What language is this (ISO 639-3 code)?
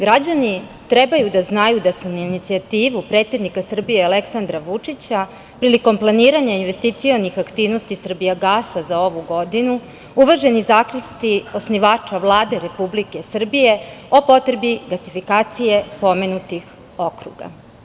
srp